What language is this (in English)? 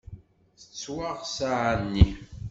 Kabyle